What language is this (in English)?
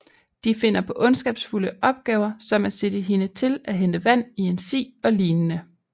Danish